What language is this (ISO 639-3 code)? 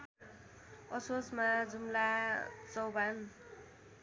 nep